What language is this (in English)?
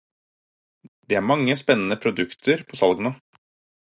Norwegian Bokmål